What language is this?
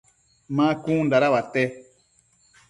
Matsés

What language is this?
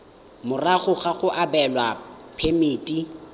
Tswana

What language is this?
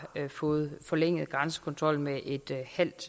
Danish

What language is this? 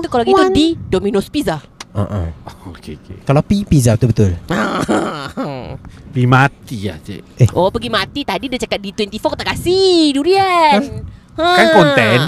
Malay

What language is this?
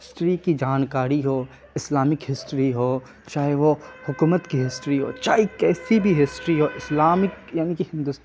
Urdu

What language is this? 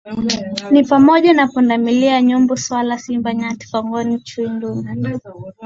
Swahili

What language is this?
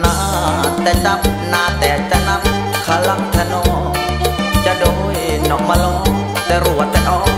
Thai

